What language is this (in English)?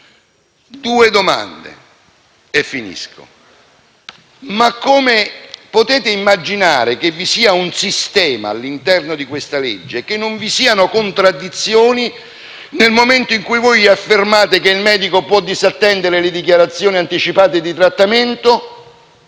Italian